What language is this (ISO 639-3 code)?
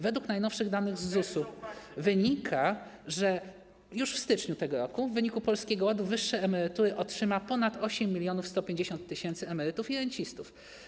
pol